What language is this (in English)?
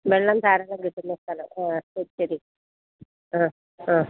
Malayalam